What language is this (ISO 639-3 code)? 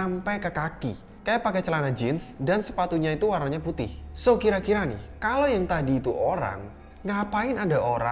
ind